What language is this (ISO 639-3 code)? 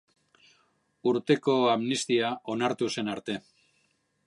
eus